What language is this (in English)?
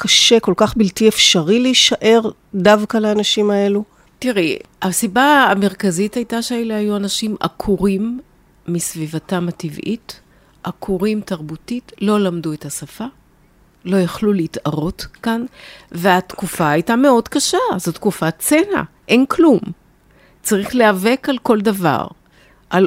Hebrew